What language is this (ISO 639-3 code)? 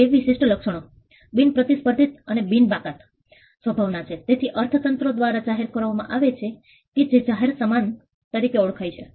guj